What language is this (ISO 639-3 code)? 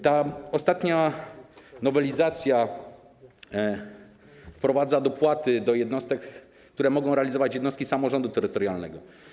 pol